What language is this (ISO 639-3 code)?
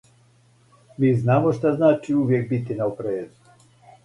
srp